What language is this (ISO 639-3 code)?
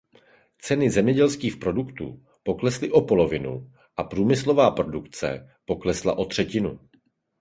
ces